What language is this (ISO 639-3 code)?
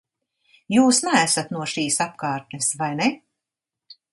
lav